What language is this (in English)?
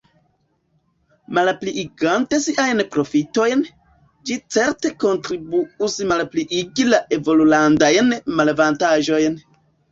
Esperanto